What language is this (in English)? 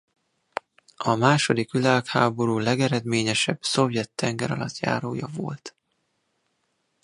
Hungarian